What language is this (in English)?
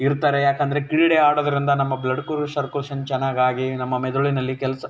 Kannada